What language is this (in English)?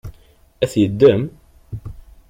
Kabyle